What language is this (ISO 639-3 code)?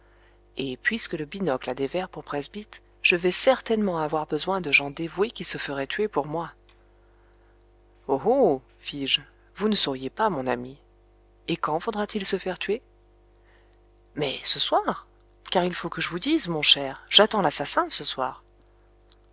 fra